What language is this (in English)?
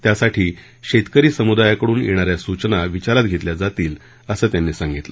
Marathi